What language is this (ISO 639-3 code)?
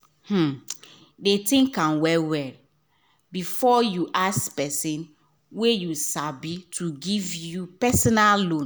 pcm